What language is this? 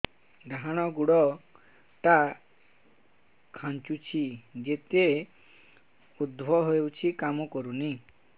Odia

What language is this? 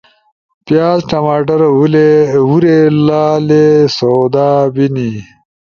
Ushojo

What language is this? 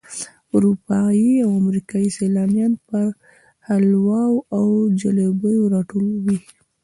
Pashto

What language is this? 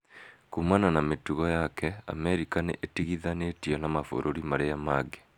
Kikuyu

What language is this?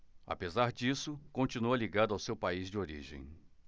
Portuguese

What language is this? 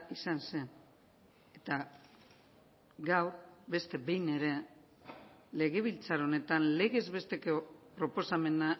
Basque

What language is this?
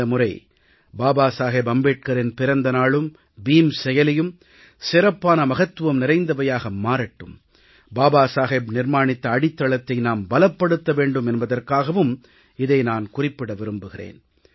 Tamil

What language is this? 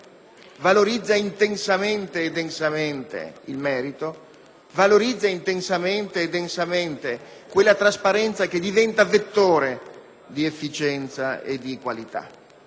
Italian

